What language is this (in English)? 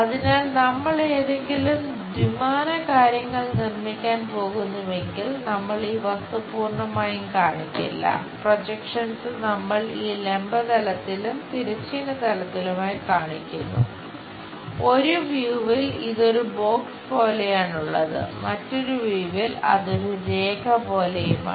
Malayalam